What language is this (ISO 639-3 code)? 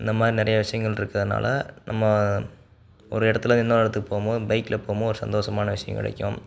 tam